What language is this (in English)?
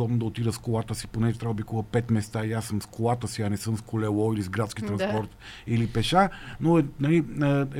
Bulgarian